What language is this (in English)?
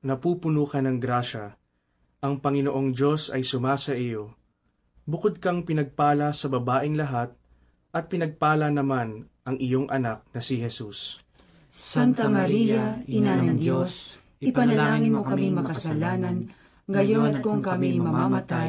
Filipino